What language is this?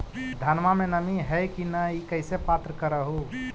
Magahi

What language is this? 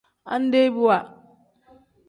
Tem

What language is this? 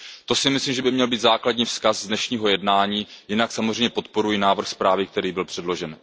Czech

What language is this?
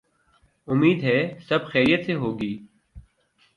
Urdu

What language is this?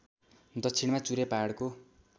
Nepali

